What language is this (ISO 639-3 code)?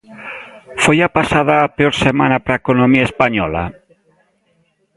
glg